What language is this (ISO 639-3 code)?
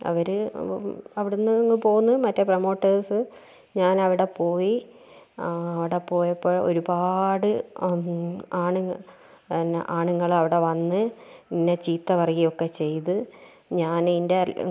mal